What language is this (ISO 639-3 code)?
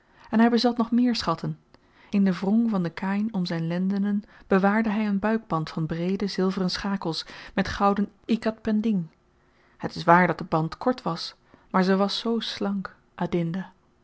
nld